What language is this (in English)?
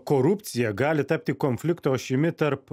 Lithuanian